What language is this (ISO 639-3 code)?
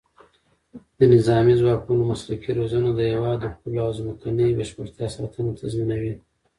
pus